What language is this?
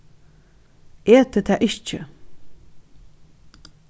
Faroese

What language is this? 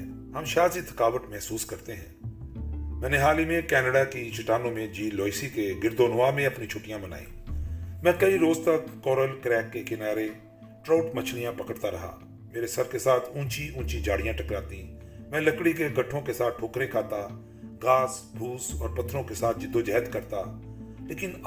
Urdu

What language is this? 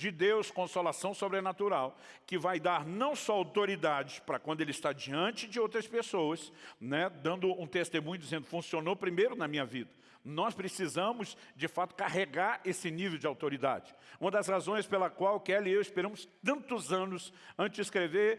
Portuguese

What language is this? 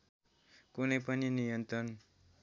Nepali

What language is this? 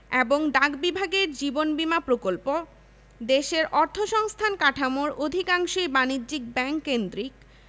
Bangla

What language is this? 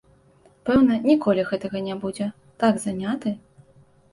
Belarusian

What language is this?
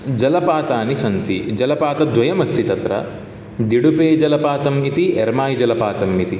Sanskrit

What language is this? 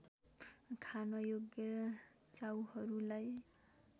Nepali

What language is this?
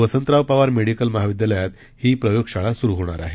Marathi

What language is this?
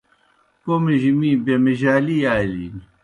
Kohistani Shina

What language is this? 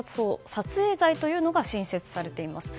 Japanese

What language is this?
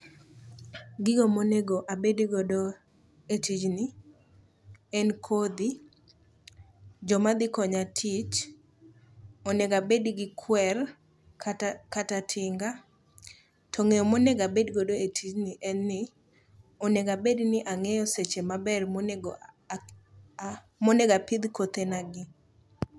Luo (Kenya and Tanzania)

